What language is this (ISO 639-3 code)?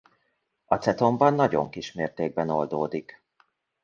hun